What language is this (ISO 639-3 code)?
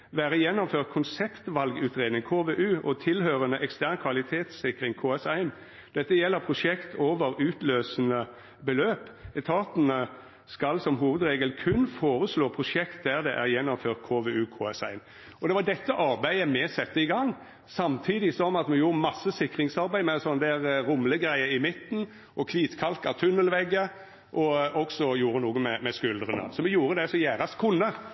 nno